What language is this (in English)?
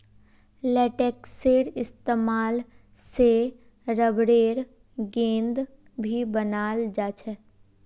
Magahi